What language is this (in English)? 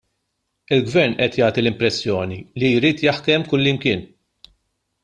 Maltese